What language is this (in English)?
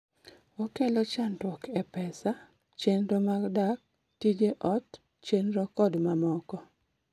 Luo (Kenya and Tanzania)